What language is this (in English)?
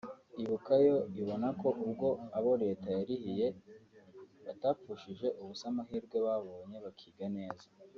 Kinyarwanda